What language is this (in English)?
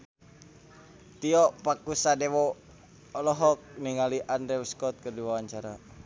Sundanese